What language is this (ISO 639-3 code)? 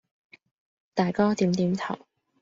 yue